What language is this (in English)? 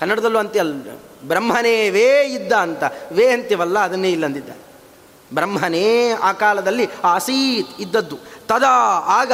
Kannada